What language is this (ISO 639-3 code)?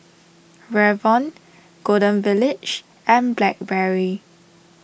eng